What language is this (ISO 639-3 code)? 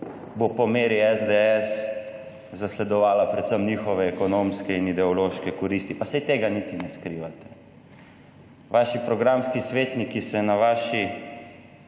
slv